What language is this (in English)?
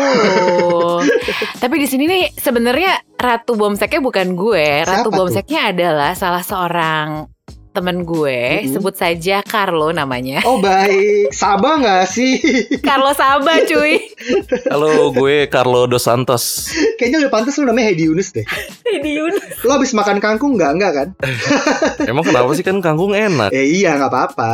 Indonesian